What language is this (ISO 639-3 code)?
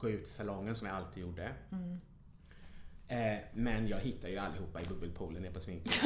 swe